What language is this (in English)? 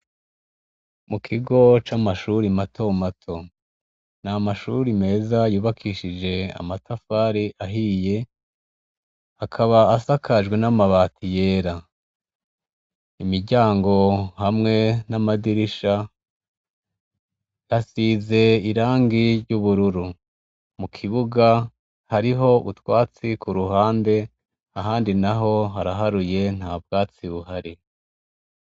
Rundi